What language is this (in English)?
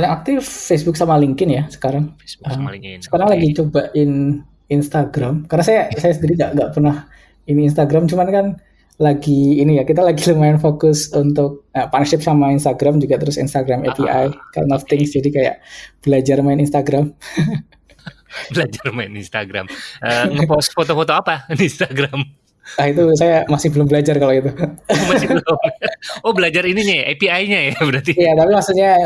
Indonesian